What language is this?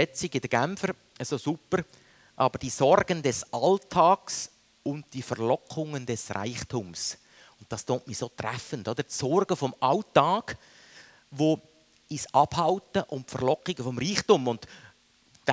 German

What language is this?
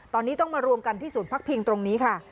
Thai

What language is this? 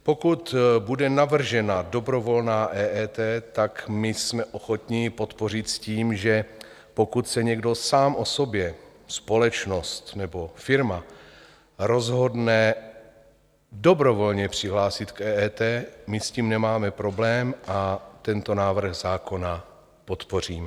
Czech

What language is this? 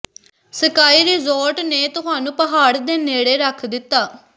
Punjabi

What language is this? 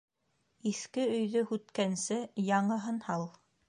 Bashkir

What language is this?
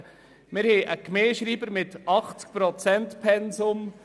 Swiss German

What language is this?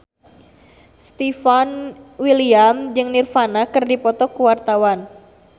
Sundanese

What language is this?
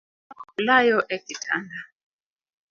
Luo (Kenya and Tanzania)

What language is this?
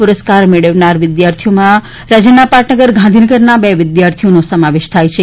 Gujarati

